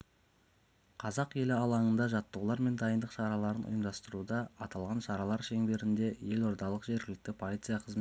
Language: Kazakh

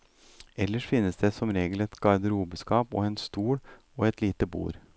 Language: Norwegian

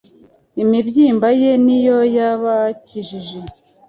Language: Kinyarwanda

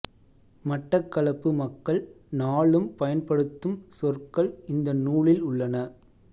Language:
Tamil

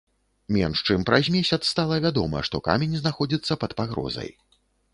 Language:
Belarusian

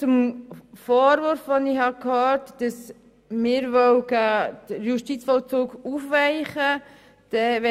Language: Swiss German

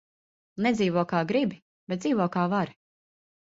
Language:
Latvian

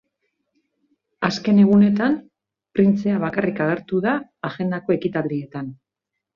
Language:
Basque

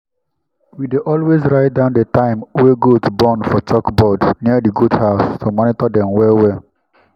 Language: Nigerian Pidgin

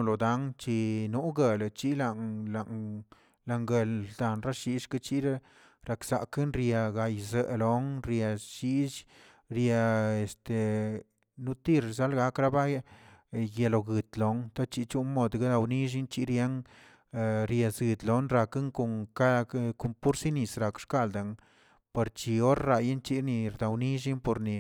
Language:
Tilquiapan Zapotec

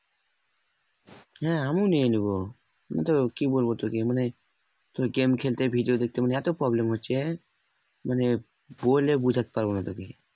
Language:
Bangla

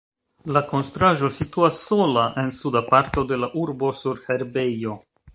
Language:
Esperanto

